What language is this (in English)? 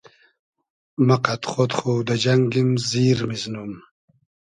Hazaragi